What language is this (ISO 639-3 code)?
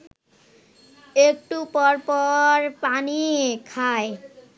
ben